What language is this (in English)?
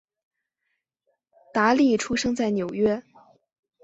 Chinese